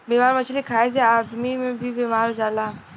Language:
Bhojpuri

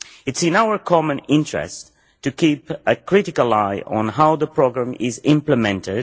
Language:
English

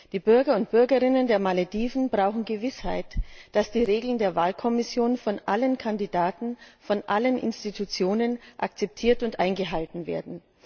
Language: German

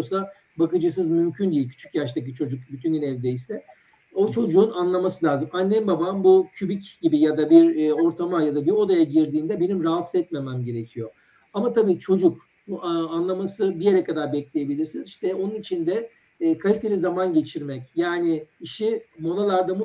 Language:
Turkish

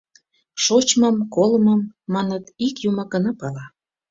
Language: Mari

